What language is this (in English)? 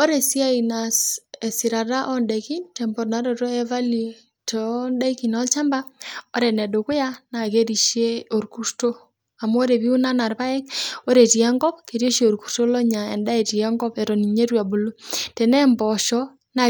Masai